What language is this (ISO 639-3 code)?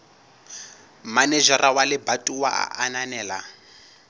sot